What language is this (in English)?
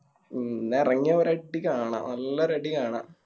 Malayalam